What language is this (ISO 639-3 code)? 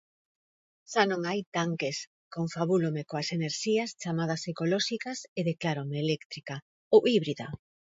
glg